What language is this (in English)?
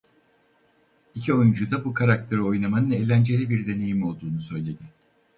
Turkish